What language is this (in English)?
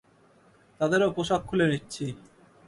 Bangla